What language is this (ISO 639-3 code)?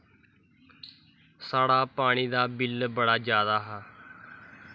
doi